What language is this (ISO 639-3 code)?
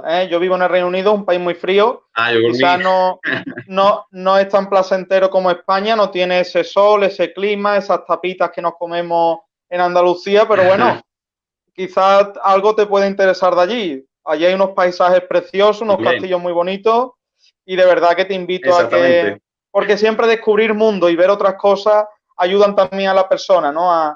spa